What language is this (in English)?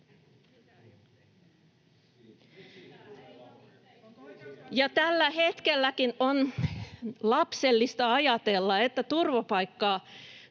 Finnish